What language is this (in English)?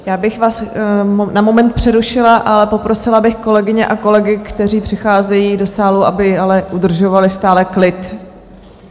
Czech